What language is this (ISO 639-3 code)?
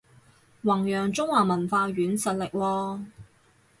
yue